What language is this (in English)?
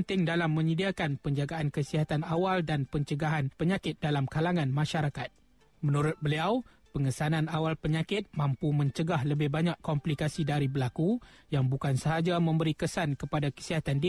Malay